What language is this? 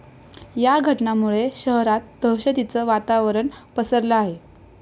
Marathi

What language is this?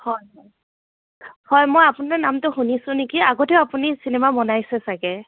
Assamese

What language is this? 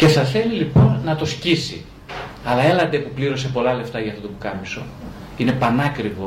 Greek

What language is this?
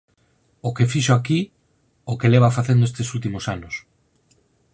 Galician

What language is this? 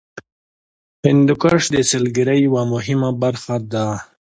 Pashto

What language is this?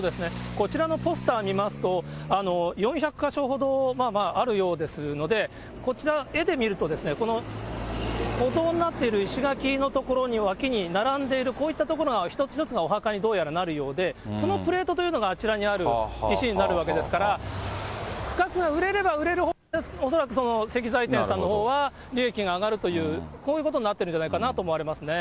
Japanese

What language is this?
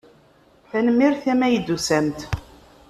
Kabyle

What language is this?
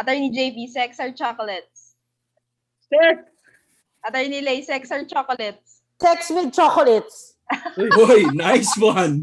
Filipino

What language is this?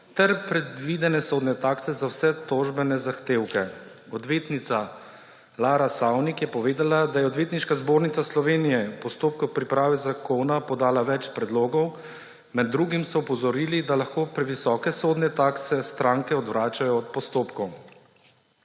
Slovenian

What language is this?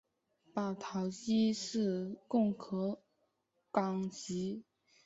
Chinese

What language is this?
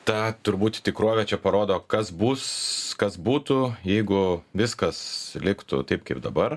Lithuanian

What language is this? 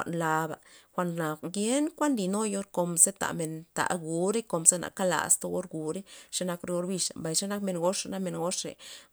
Loxicha Zapotec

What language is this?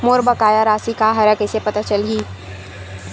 Chhattisgarhi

